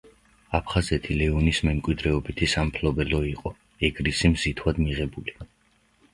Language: Georgian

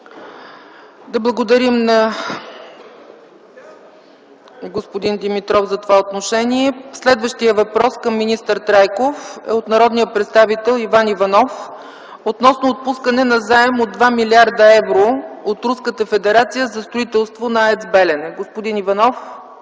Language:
Bulgarian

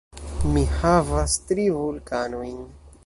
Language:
Esperanto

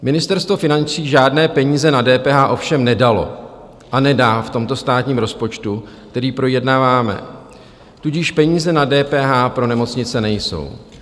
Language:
Czech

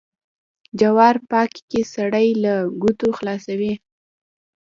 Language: Pashto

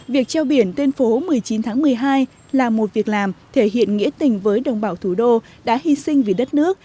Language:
Vietnamese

